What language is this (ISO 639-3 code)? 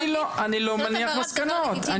heb